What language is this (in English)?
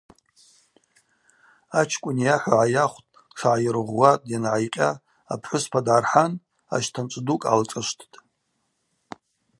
Abaza